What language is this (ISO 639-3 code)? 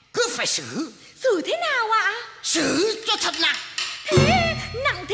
vie